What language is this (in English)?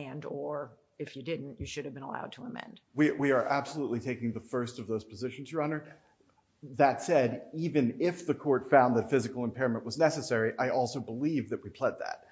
English